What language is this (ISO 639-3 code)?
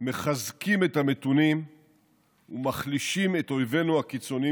heb